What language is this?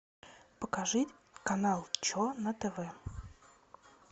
Russian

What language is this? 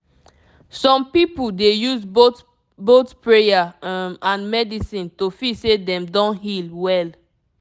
Nigerian Pidgin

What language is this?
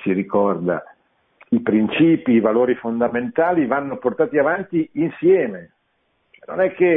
Italian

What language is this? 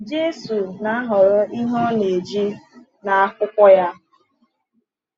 Igbo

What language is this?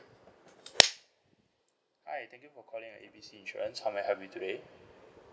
English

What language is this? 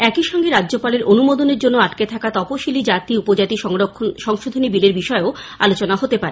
Bangla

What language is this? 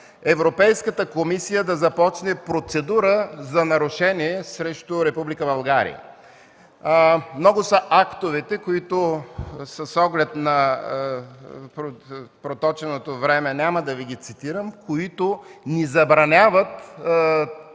Bulgarian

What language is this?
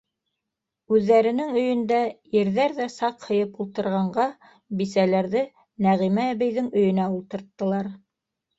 Bashkir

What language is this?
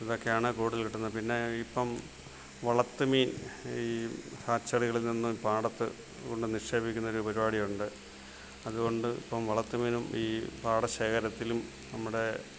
Malayalam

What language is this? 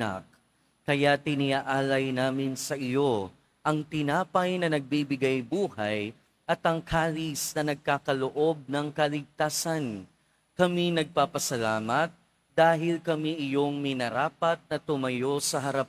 Filipino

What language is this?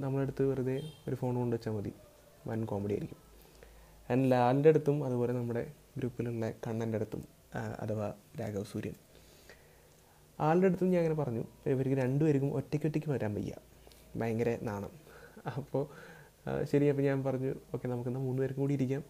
Malayalam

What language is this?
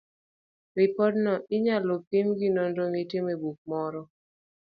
Luo (Kenya and Tanzania)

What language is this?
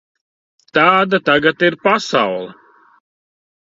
Latvian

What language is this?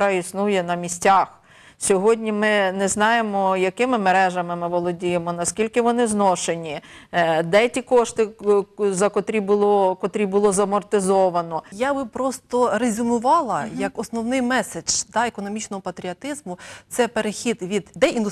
Ukrainian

